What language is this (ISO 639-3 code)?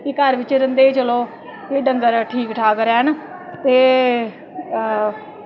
doi